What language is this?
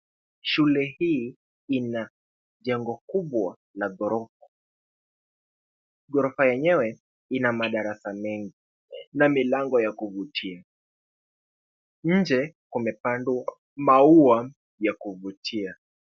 Swahili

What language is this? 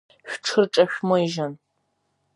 Abkhazian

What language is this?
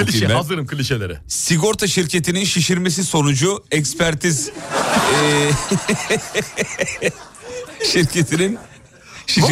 Turkish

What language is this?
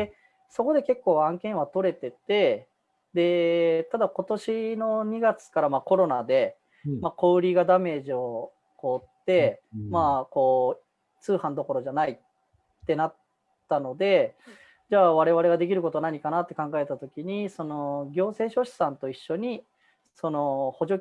Japanese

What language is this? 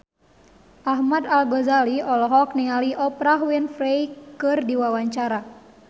Sundanese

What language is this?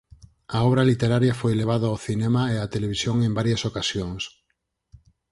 Galician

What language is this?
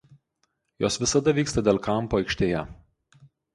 Lithuanian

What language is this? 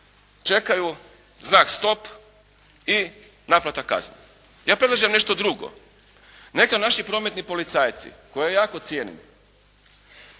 Croatian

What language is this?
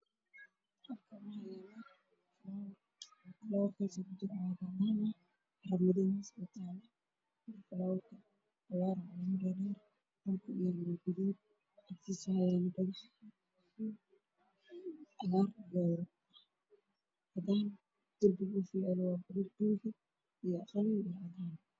Somali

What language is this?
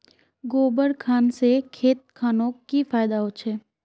Magahi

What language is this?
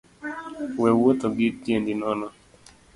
Luo (Kenya and Tanzania)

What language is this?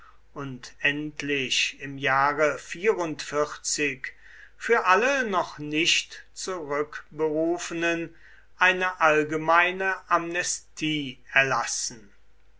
German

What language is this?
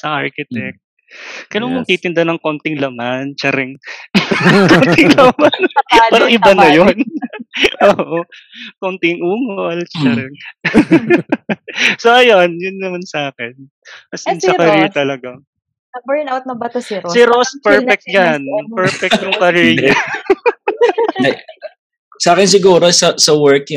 Filipino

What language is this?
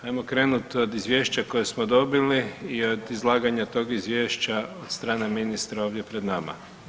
Croatian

